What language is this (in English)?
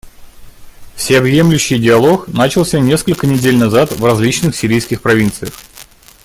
Russian